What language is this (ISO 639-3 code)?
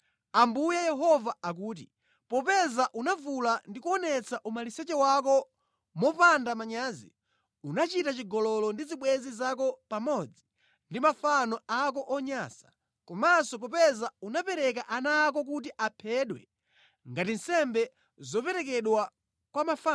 nya